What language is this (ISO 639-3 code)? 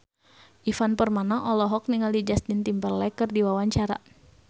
sun